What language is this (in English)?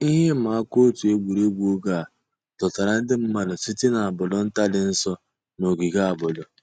Igbo